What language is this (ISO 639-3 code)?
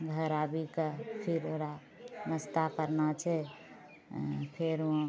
mai